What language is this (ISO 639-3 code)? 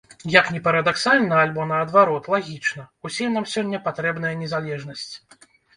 bel